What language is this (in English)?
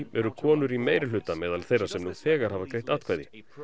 Icelandic